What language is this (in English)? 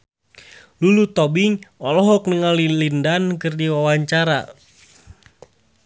Sundanese